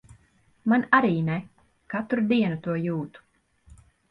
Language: Latvian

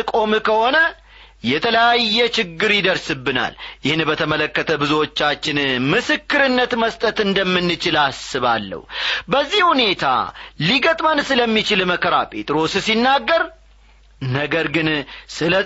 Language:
Amharic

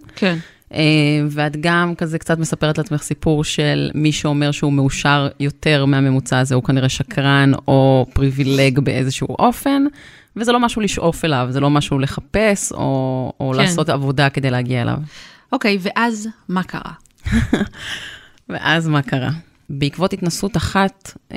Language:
Hebrew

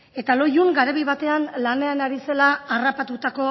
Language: Basque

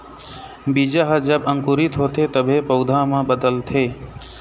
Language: Chhattisgarhi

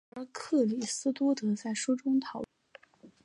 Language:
Chinese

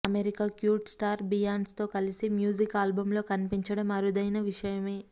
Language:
Telugu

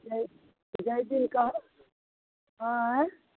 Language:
Maithili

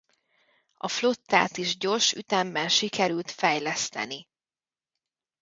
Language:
Hungarian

